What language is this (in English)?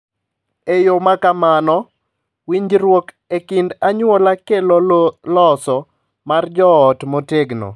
Luo (Kenya and Tanzania)